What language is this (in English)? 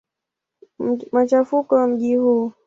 Swahili